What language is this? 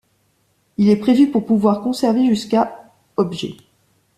French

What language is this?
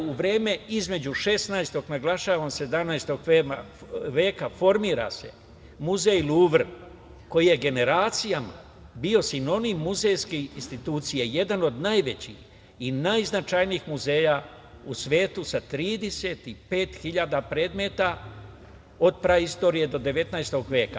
Serbian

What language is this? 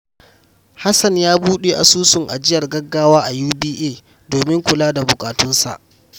Hausa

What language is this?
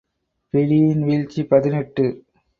Tamil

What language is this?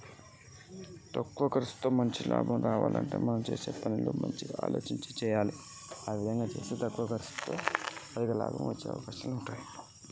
Telugu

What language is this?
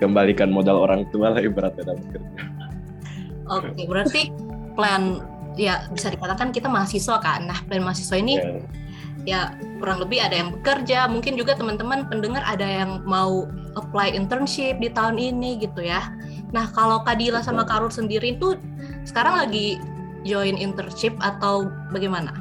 Indonesian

